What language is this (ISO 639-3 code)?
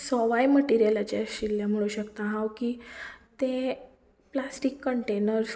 kok